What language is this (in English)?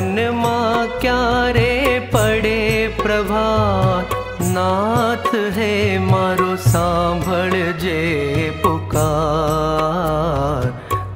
Hindi